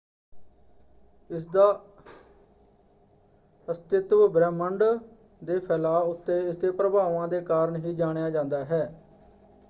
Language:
Punjabi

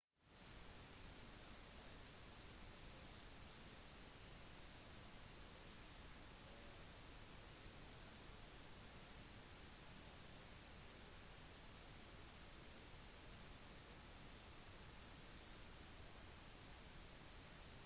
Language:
Norwegian Bokmål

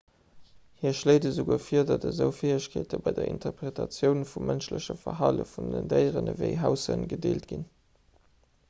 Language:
Luxembourgish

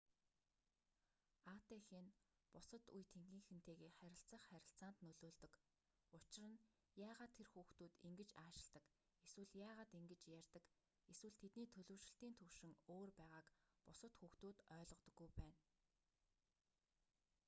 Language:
Mongolian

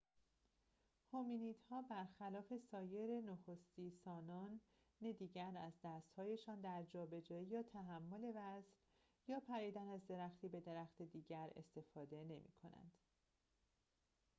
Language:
Persian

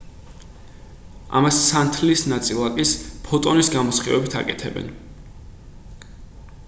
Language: Georgian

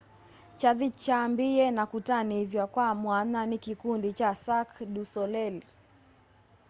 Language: Kamba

